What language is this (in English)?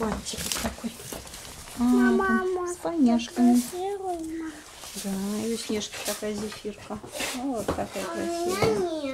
Russian